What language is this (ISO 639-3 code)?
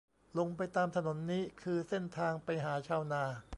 tha